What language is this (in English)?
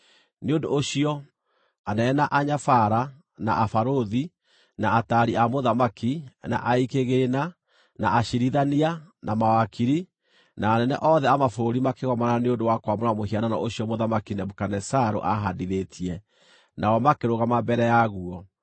Kikuyu